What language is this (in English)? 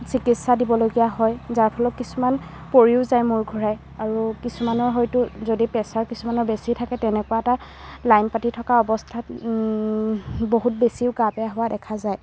Assamese